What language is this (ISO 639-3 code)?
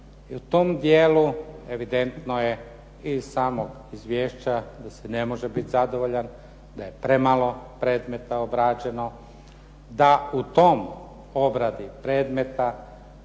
hrv